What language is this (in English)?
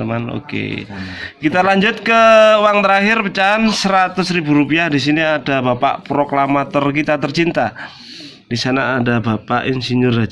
Indonesian